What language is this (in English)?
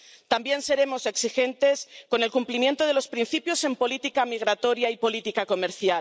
Spanish